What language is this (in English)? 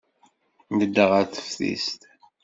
Kabyle